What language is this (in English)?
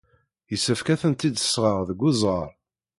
Kabyle